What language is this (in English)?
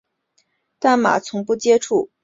Chinese